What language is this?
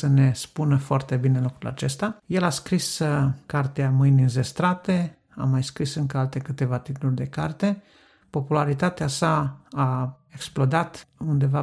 Romanian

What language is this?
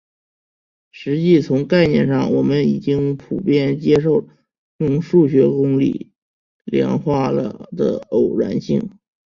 Chinese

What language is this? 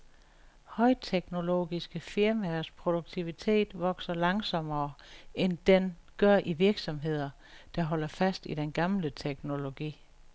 Danish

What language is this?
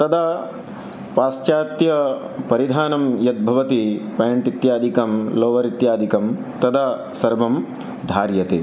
Sanskrit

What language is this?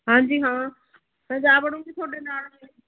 Punjabi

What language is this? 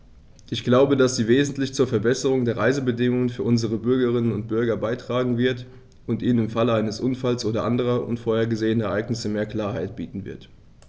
German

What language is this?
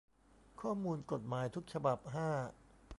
Thai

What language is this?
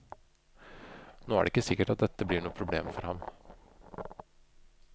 Norwegian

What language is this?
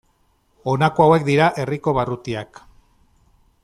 Basque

